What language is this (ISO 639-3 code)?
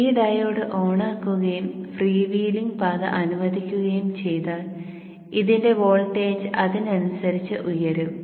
mal